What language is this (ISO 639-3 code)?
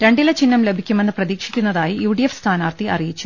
mal